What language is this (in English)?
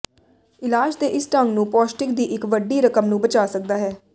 Punjabi